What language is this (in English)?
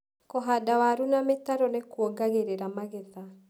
Kikuyu